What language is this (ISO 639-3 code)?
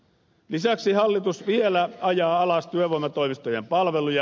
fin